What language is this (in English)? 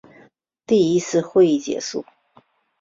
Chinese